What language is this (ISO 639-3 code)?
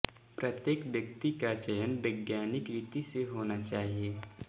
hin